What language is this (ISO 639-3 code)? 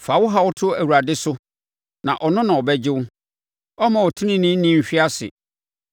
aka